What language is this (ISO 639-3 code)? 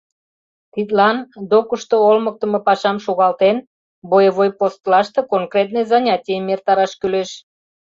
chm